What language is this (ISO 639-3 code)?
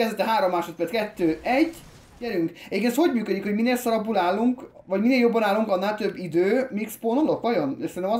hun